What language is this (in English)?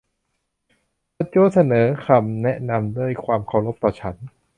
Thai